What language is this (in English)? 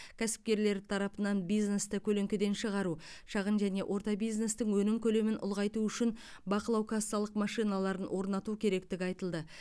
Kazakh